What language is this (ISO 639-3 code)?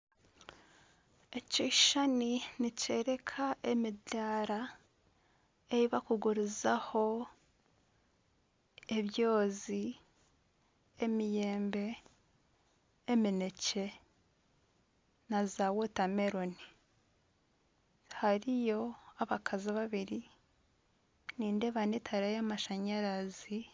nyn